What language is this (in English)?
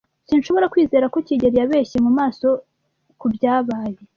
Kinyarwanda